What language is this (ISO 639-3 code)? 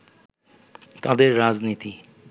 ben